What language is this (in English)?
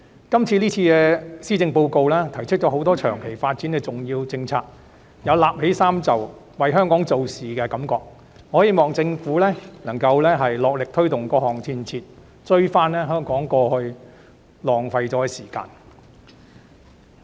Cantonese